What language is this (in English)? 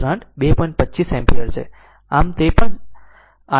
Gujarati